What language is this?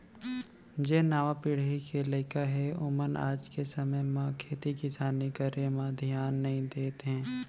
Chhattisgarhi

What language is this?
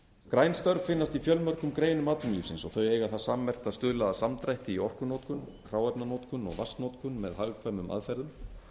Icelandic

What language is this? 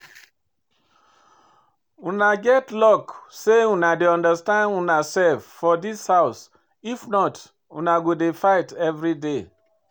Nigerian Pidgin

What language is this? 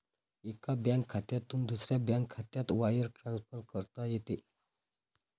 Marathi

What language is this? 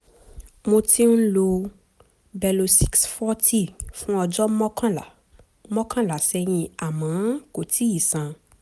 Yoruba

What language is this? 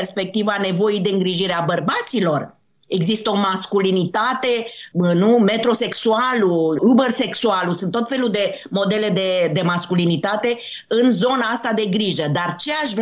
Romanian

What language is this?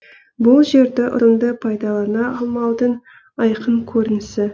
Kazakh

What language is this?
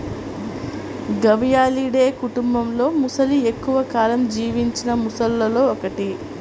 Telugu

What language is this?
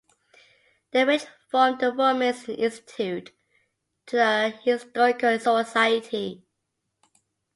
English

